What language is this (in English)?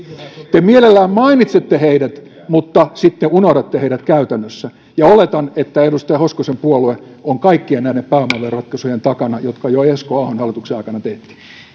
Finnish